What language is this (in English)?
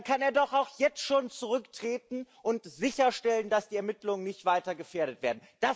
German